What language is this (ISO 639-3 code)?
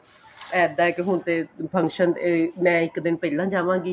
pan